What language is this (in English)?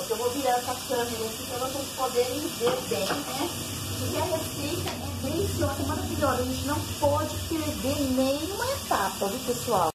Portuguese